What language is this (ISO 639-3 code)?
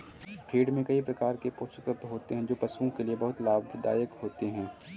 hin